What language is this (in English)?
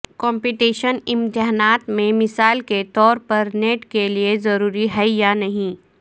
Urdu